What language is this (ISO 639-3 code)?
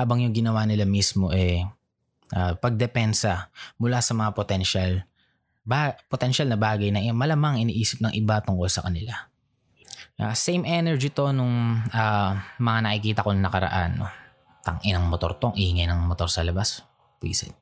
fil